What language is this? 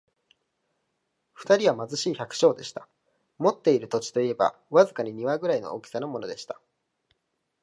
Japanese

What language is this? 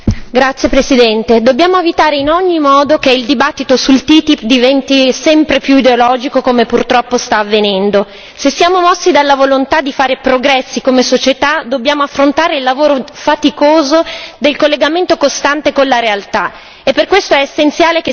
Italian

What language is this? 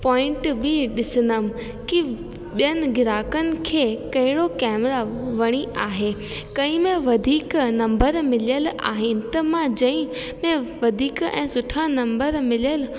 Sindhi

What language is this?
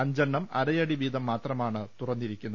Malayalam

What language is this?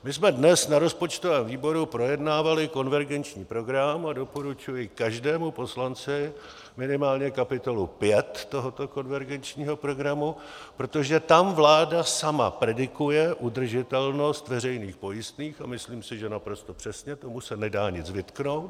Czech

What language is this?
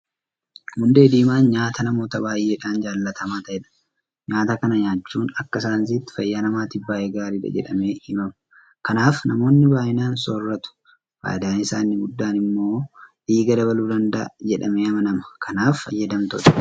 Oromo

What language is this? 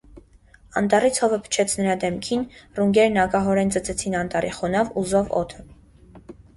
Armenian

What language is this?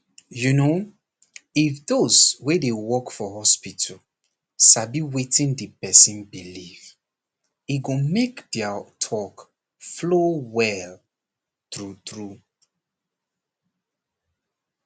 Nigerian Pidgin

